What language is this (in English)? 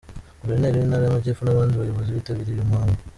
Kinyarwanda